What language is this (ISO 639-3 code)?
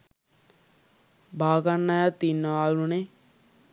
sin